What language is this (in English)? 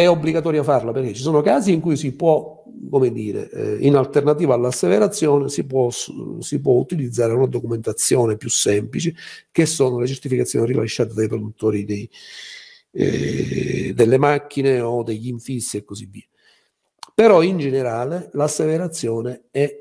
Italian